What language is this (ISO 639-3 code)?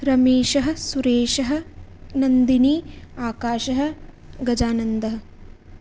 san